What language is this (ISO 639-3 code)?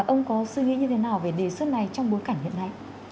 vie